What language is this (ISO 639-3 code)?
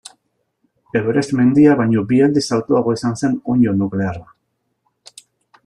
eus